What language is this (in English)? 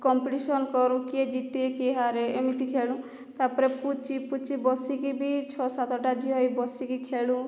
Odia